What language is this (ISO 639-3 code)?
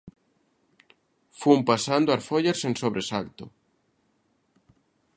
glg